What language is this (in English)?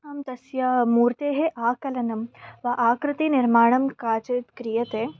Sanskrit